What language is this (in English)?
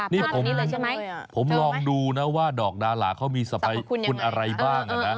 Thai